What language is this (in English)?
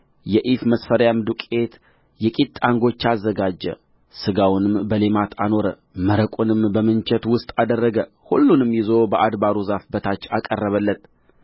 Amharic